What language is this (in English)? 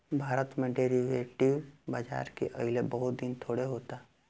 Bhojpuri